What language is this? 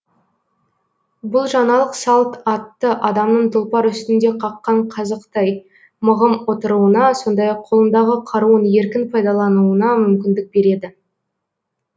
Kazakh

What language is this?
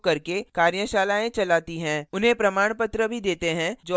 Hindi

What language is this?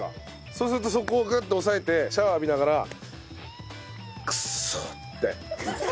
Japanese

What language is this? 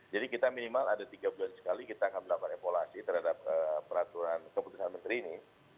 Indonesian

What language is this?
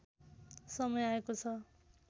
Nepali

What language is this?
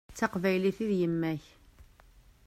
Kabyle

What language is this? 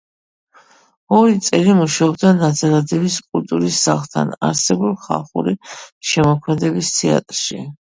Georgian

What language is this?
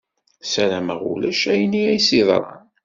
Kabyle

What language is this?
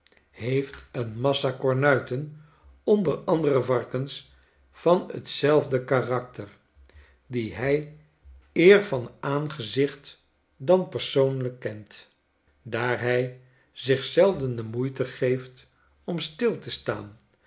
Dutch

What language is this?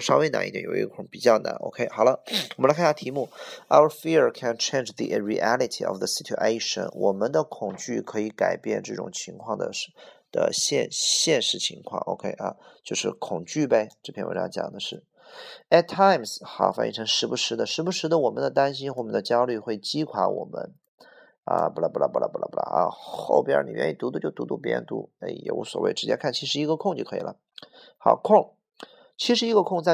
Chinese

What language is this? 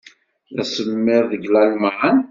Kabyle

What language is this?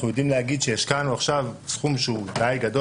Hebrew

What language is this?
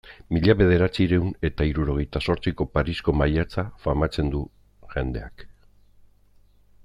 Basque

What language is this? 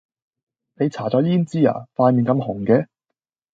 Cantonese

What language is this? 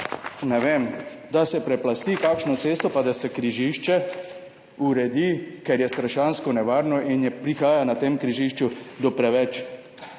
Slovenian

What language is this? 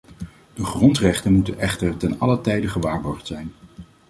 Dutch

